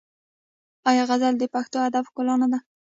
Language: Pashto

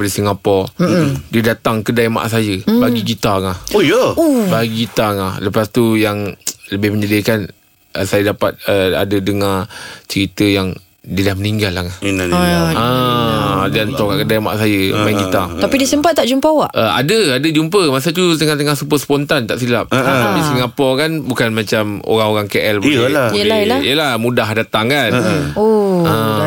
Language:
Malay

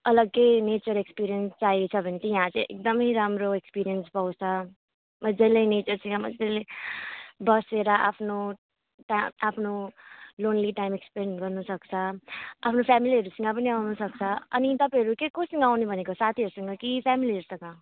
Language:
Nepali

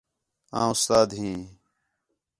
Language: Khetrani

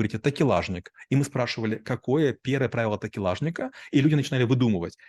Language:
Russian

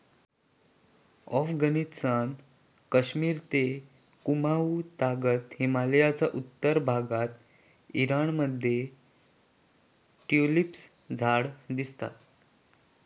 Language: Marathi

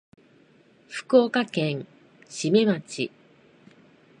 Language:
Japanese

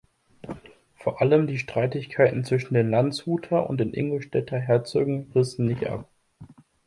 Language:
German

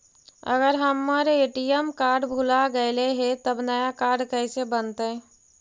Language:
Magahi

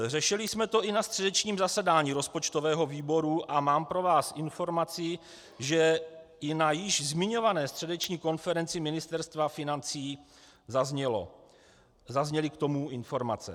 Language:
Czech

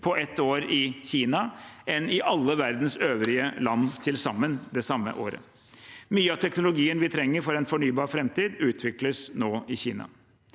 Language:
Norwegian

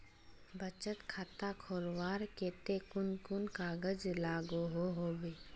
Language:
Magahi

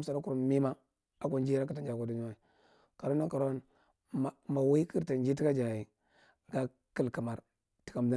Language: Marghi Central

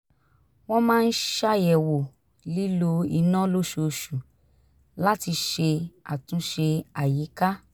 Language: Yoruba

